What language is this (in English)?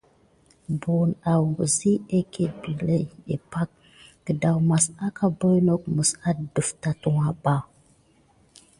Gidar